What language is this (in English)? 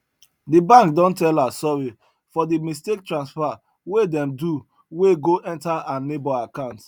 Nigerian Pidgin